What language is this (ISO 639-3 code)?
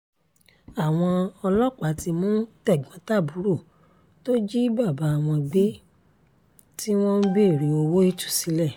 yor